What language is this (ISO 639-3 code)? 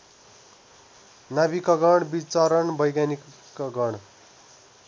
nep